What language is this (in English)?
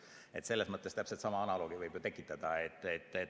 Estonian